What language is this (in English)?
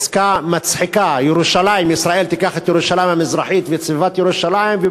Hebrew